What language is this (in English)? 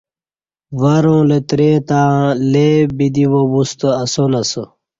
Kati